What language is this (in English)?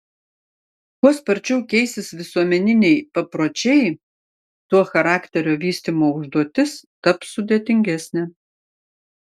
Lithuanian